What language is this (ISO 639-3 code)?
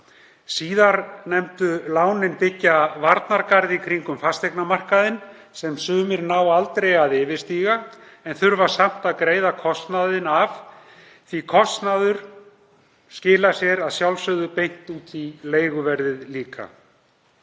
isl